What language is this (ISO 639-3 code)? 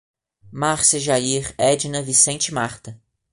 por